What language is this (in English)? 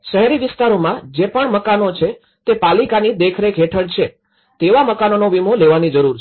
Gujarati